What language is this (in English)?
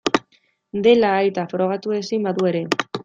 Basque